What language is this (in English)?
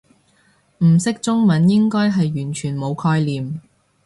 Cantonese